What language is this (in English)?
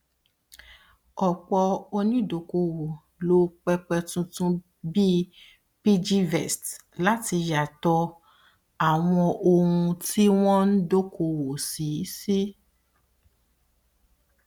Yoruba